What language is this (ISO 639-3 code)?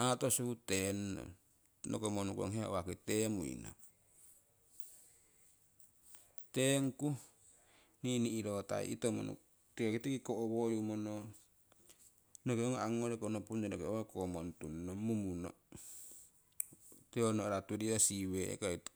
siw